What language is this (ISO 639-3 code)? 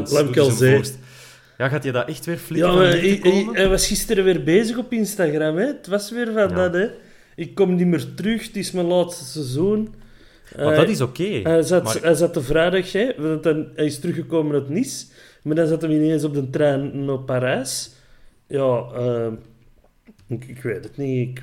nld